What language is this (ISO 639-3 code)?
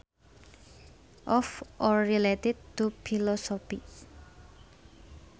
sun